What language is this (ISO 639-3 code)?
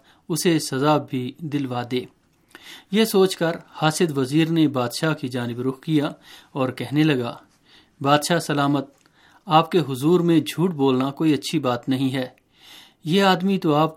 urd